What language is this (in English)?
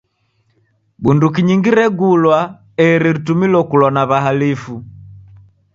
Taita